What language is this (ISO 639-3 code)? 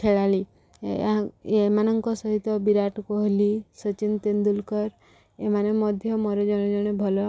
ori